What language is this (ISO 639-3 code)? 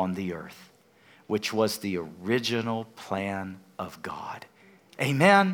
eng